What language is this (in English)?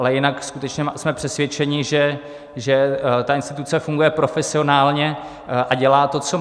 Czech